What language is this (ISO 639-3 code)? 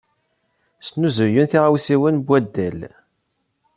kab